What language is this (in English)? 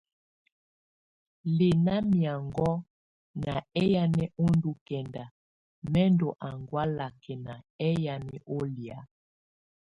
Tunen